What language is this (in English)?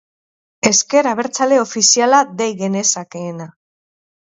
Basque